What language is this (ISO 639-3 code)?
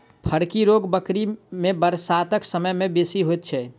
mai